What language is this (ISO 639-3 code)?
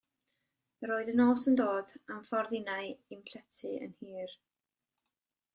cym